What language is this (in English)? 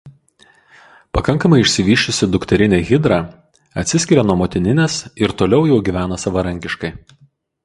Lithuanian